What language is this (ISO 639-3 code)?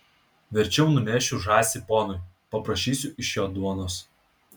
lit